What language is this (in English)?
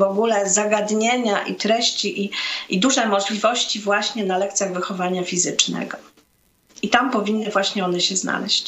Polish